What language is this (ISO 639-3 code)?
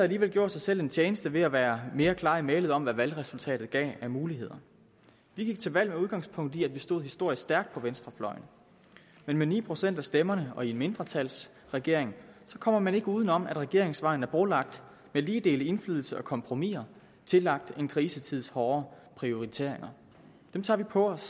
dan